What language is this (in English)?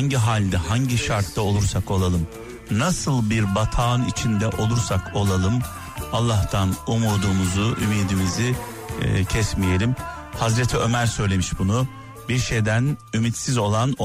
Turkish